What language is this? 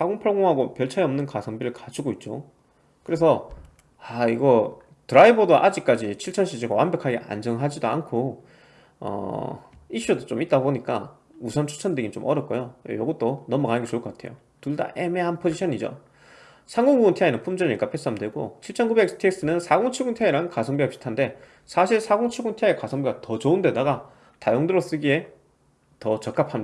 Korean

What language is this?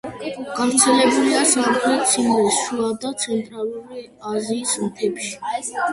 Georgian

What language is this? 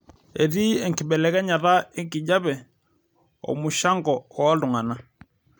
Masai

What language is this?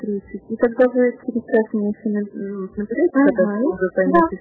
Russian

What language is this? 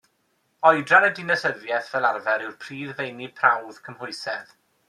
Welsh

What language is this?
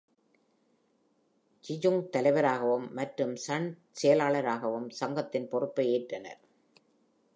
Tamil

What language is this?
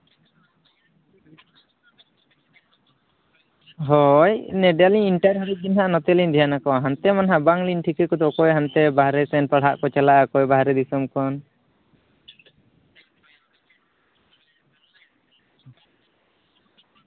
Santali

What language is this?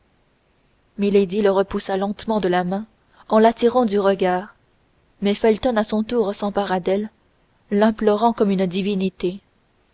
French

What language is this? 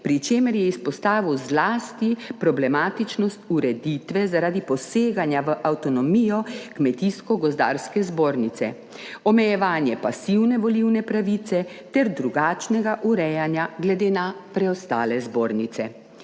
Slovenian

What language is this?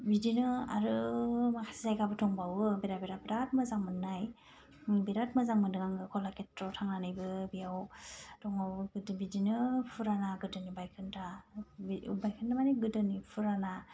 Bodo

